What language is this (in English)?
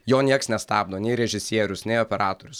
Lithuanian